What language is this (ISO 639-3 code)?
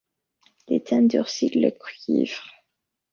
fra